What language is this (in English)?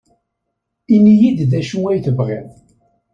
Kabyle